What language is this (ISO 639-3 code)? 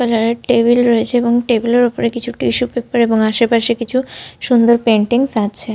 ben